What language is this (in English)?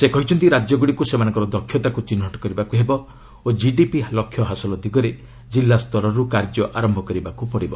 Odia